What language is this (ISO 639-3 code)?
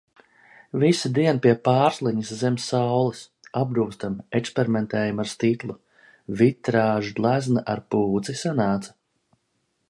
lav